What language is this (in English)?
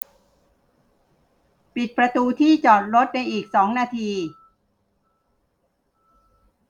Thai